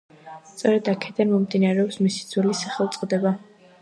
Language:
Georgian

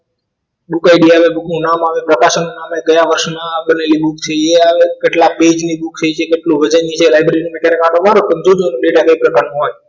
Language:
Gujarati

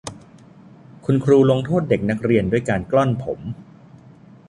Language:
Thai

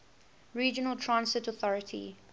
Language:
English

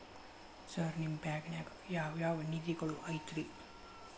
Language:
Kannada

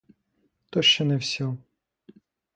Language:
Ukrainian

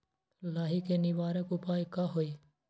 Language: Magahi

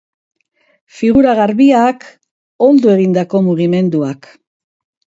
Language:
Basque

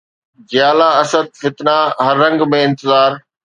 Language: Sindhi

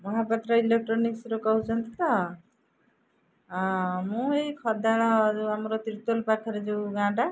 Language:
Odia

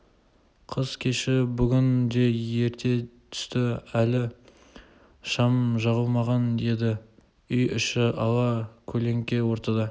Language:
Kazakh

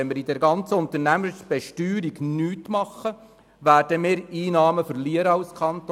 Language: Swiss German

